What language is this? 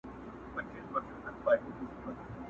Pashto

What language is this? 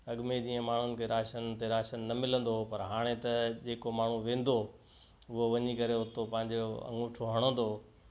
Sindhi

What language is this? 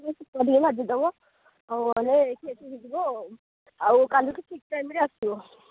Odia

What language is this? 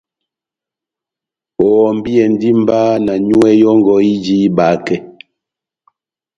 Batanga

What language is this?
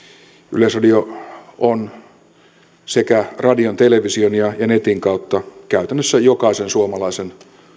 Finnish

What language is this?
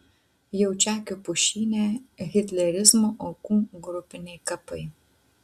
Lithuanian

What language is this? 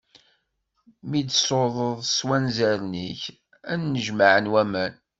Kabyle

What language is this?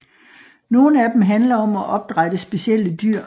Danish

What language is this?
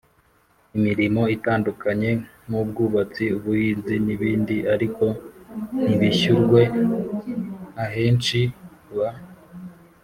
Kinyarwanda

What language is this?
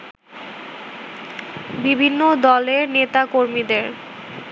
Bangla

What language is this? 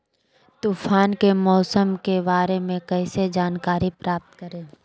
Magahi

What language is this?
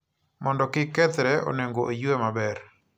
Luo (Kenya and Tanzania)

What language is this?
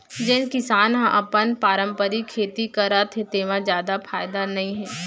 Chhattisgarhi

